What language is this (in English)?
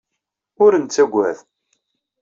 Kabyle